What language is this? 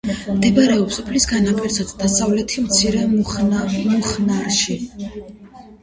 Georgian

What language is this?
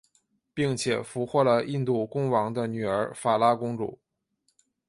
Chinese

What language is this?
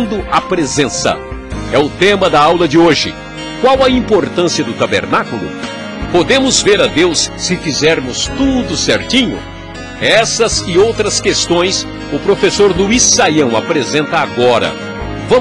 Portuguese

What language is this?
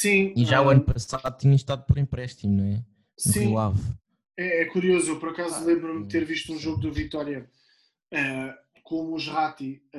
Portuguese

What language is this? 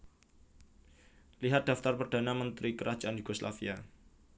Javanese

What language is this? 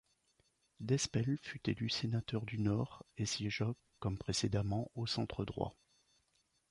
French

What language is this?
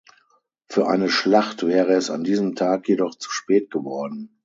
German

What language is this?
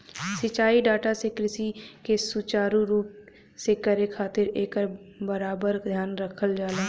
Bhojpuri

